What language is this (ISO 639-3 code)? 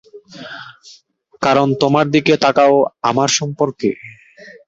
ben